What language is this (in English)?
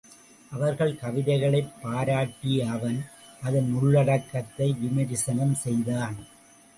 Tamil